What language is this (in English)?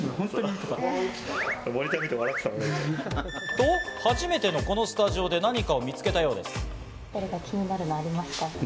Japanese